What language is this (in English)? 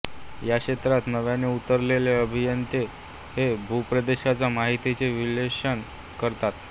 Marathi